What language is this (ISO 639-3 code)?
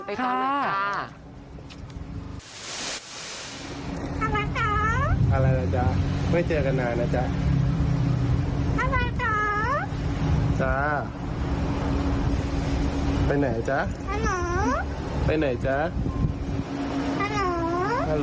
tha